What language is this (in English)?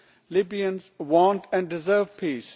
English